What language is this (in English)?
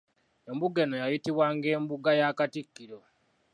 Ganda